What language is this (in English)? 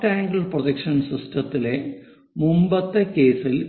Malayalam